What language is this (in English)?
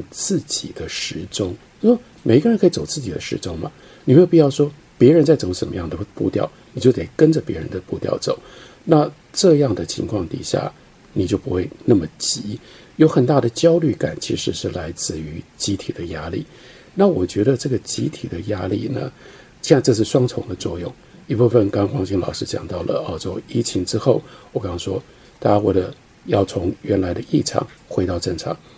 Chinese